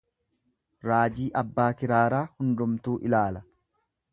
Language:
Oromo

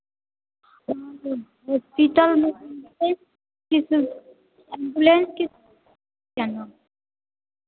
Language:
Hindi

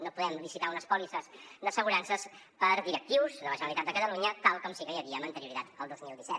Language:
Catalan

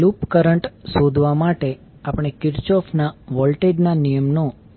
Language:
Gujarati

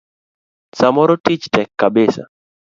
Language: Luo (Kenya and Tanzania)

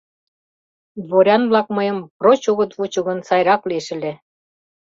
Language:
Mari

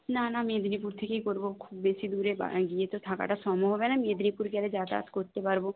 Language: Bangla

